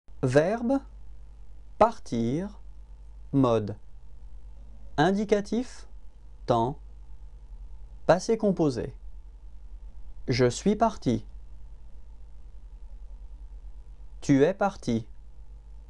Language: French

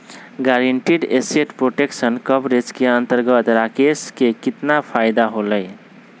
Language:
Magahi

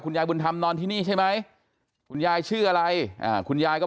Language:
Thai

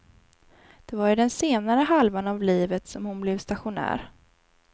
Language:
Swedish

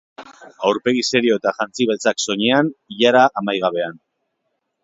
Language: Basque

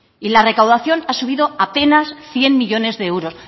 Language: Spanish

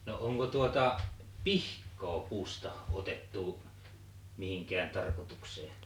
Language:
Finnish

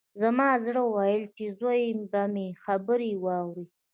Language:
Pashto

